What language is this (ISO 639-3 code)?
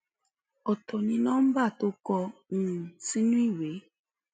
yor